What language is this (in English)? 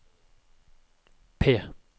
Norwegian